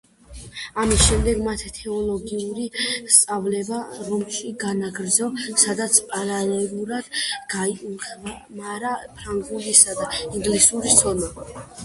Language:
Georgian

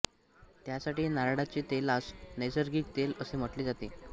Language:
Marathi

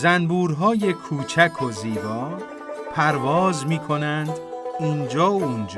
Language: Persian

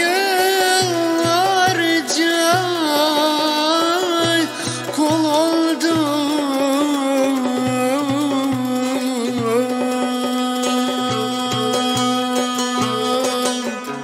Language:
Arabic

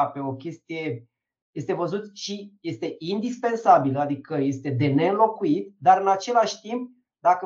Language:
Romanian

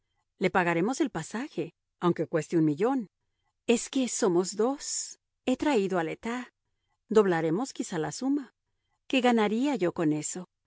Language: Spanish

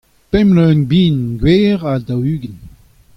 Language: Breton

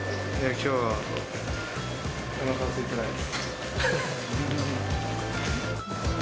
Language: Japanese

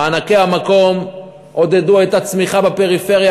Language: Hebrew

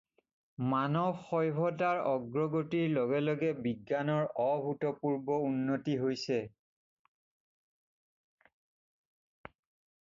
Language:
Assamese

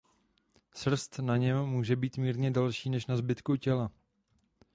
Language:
Czech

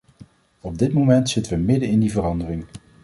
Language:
Dutch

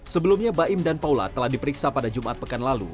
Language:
Indonesian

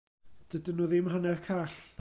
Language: Welsh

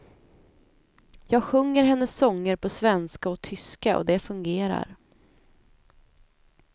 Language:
Swedish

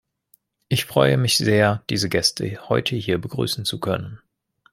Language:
German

